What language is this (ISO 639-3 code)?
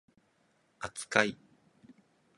jpn